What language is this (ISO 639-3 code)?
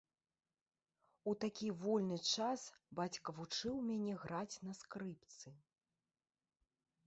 bel